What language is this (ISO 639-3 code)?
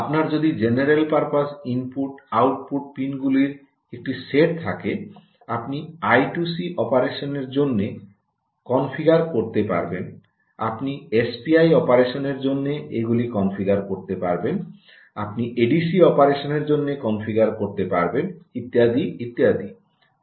ben